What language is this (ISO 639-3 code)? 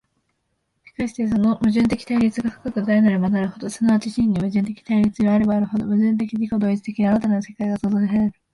jpn